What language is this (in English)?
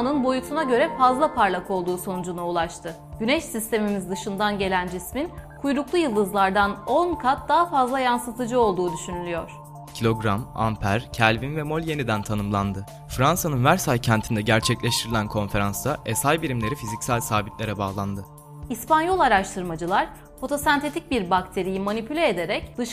Turkish